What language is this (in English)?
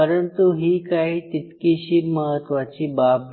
Marathi